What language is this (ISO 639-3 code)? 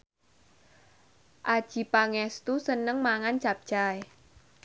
jav